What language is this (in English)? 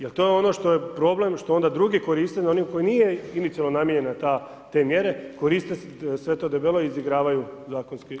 Croatian